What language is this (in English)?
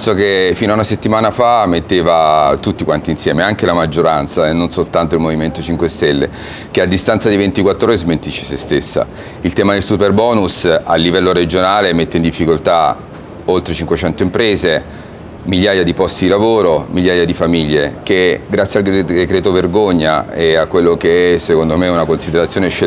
Italian